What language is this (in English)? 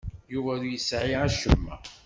Kabyle